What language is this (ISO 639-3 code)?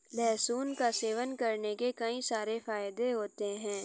hin